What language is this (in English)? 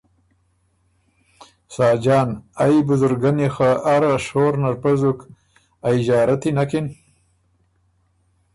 Ormuri